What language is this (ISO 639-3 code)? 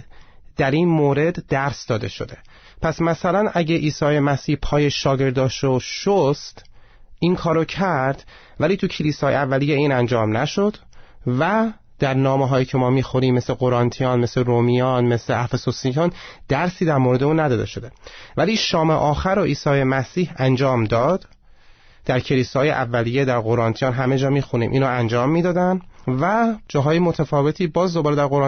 fas